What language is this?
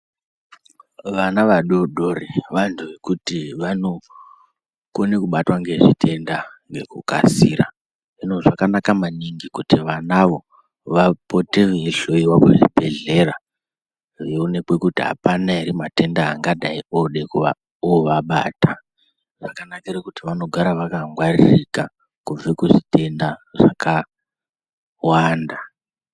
Ndau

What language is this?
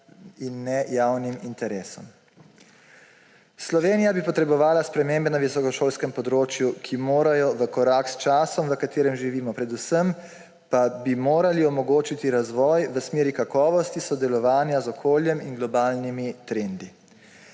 Slovenian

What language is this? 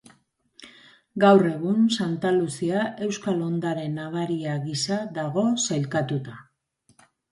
Basque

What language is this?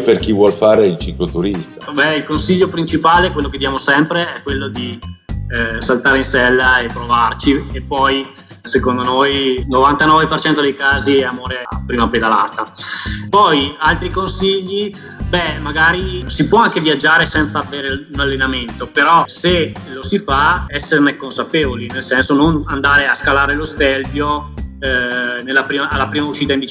Italian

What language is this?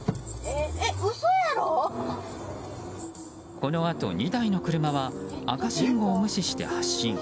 Japanese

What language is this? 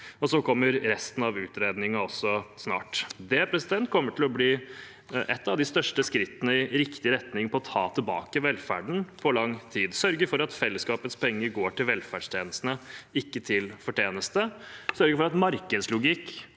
Norwegian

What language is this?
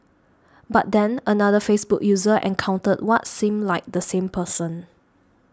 English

